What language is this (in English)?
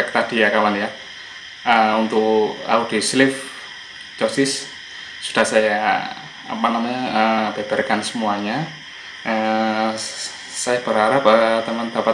Indonesian